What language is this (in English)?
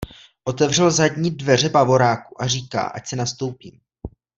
Czech